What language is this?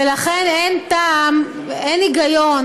Hebrew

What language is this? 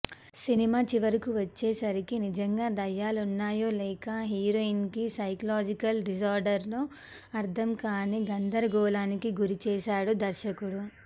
Telugu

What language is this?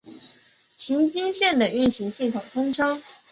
Chinese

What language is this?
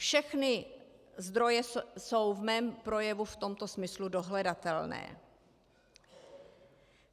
Czech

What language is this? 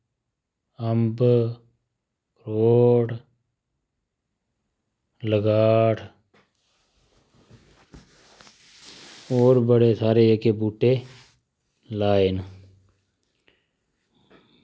Dogri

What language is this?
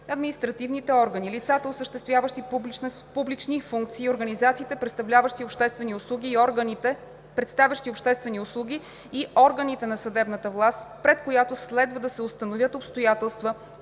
Bulgarian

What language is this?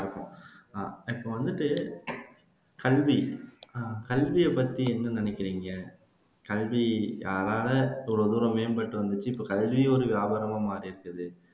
Tamil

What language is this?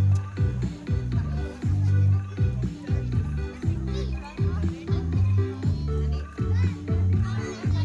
Spanish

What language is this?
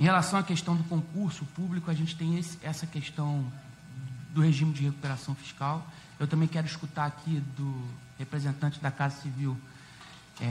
Portuguese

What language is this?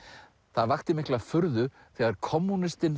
Icelandic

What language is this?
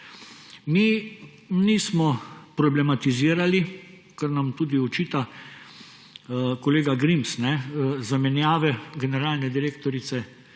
Slovenian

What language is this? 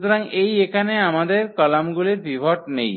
Bangla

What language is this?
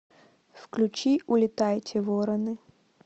Russian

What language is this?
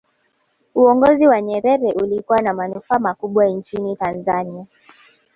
Swahili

